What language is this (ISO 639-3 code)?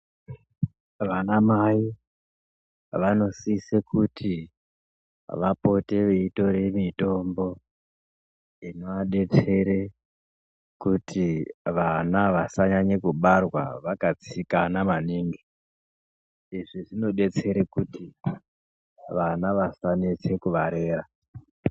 ndc